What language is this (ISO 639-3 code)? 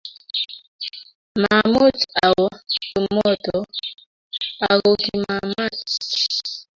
kln